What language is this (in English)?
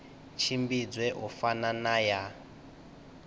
Venda